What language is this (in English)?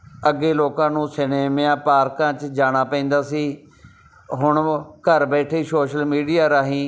Punjabi